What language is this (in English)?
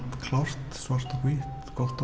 Icelandic